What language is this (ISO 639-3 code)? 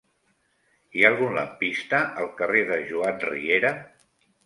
cat